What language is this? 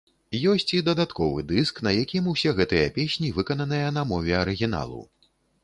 Belarusian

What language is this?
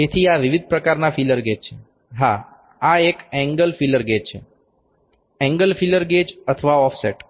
Gujarati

